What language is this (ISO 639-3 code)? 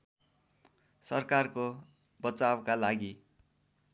nep